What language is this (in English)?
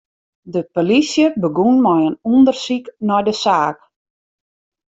Western Frisian